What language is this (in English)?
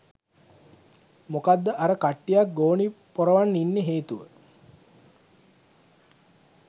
Sinhala